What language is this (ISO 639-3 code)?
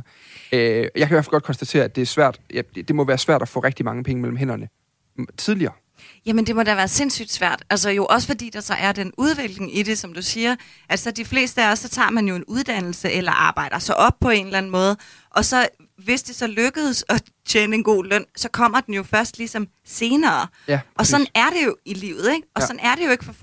dan